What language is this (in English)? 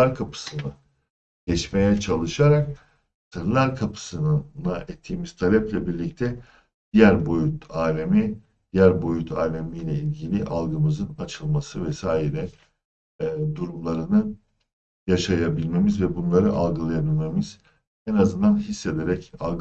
Turkish